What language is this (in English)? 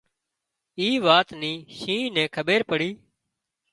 Wadiyara Koli